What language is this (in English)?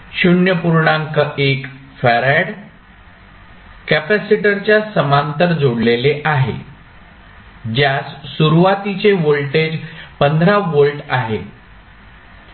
Marathi